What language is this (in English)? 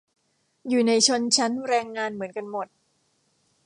Thai